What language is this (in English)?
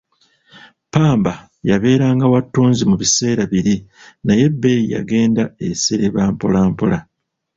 Ganda